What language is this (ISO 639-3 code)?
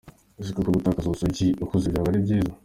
kin